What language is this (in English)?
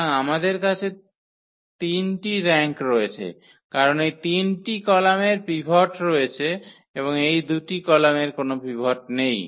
Bangla